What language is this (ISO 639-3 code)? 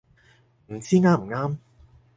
yue